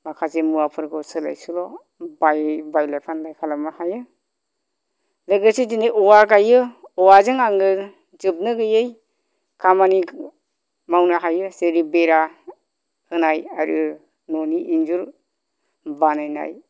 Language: Bodo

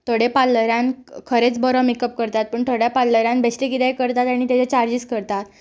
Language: Konkani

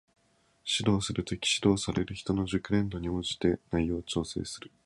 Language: Japanese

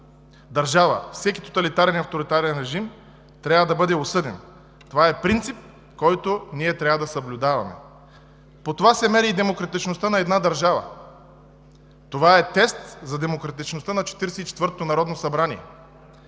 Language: Bulgarian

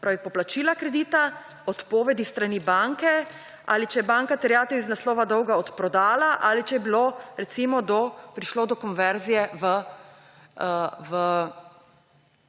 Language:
Slovenian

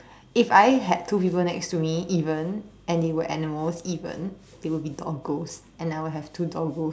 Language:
English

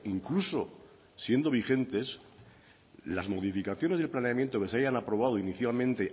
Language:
Spanish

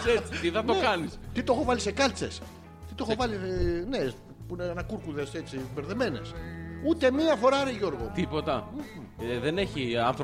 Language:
Greek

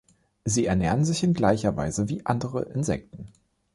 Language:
German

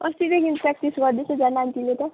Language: Nepali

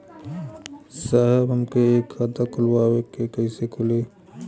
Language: Bhojpuri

